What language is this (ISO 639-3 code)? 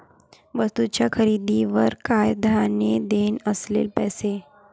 mar